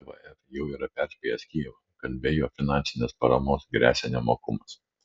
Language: Lithuanian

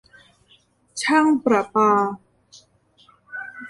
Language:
Thai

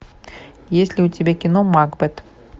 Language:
Russian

